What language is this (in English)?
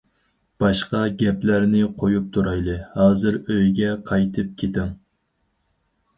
Uyghur